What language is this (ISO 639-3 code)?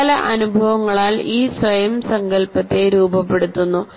mal